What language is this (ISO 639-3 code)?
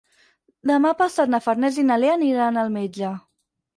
cat